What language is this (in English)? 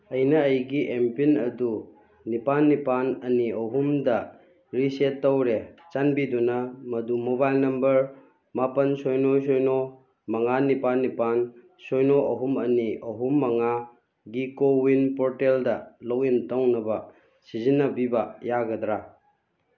Manipuri